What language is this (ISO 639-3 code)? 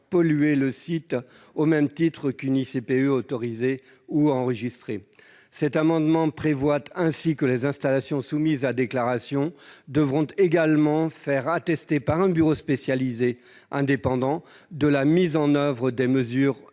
fra